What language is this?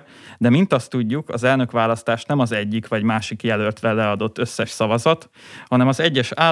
Hungarian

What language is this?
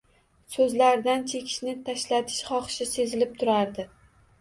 Uzbek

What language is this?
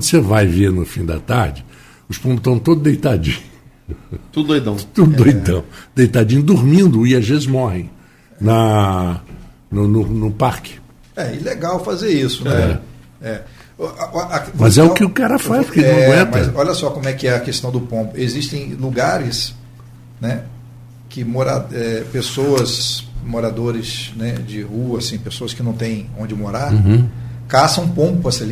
Portuguese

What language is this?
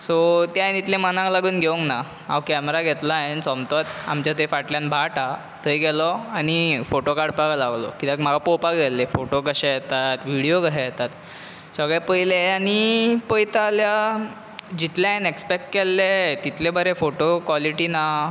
Konkani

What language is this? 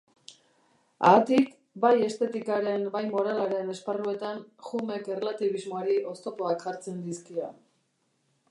Basque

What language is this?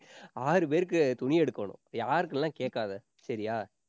Tamil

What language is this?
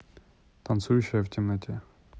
Russian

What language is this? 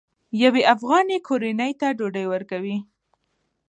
Pashto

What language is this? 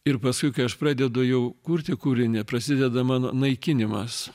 Lithuanian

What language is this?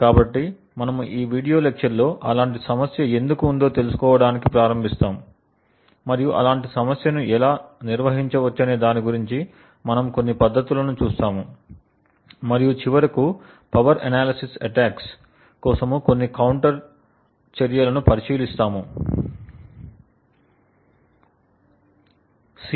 Telugu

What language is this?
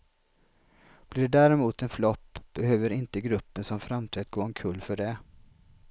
Swedish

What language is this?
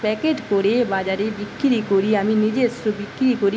Bangla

